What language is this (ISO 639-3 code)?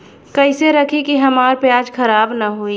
bho